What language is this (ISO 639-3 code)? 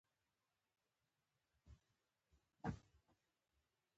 pus